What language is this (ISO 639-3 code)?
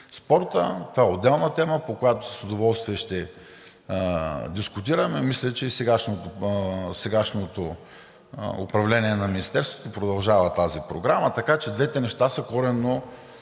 bul